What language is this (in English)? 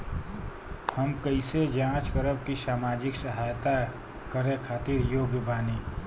Bhojpuri